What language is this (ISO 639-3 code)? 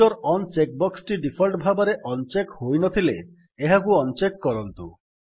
ori